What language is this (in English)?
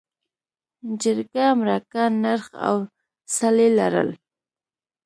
Pashto